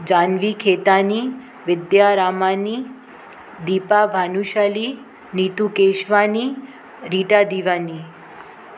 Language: Sindhi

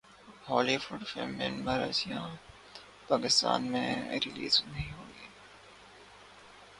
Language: Urdu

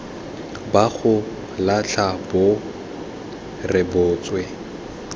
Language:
Tswana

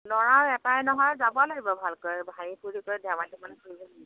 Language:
Assamese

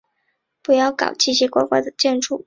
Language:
Chinese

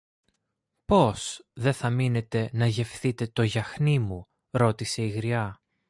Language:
Greek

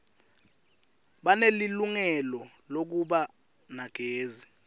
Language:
Swati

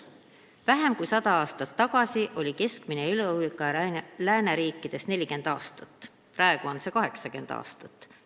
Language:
Estonian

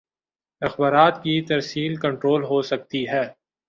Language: Urdu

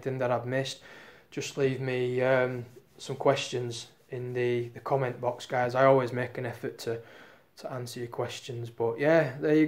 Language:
English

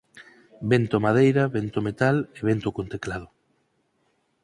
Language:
Galician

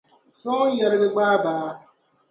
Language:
Dagbani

